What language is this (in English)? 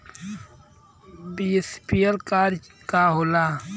Bhojpuri